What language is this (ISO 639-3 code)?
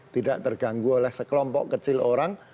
ind